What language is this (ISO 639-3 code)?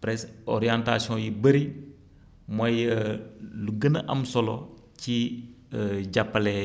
wol